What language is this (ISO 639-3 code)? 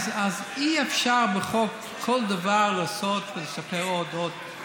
heb